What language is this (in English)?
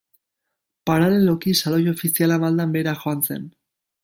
Basque